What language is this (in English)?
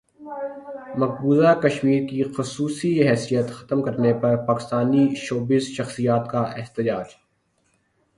Urdu